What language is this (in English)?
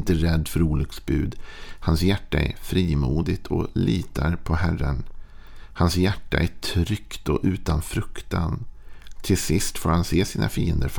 Swedish